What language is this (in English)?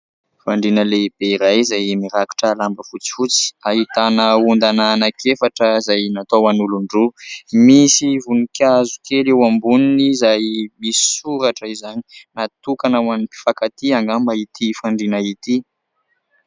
Malagasy